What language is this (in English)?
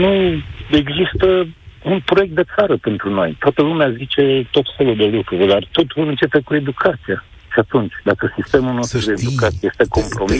Romanian